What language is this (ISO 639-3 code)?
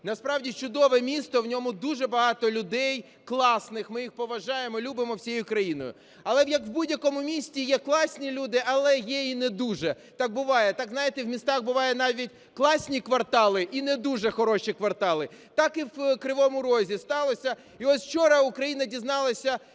ukr